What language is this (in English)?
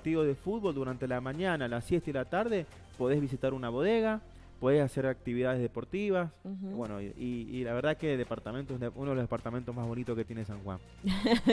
Spanish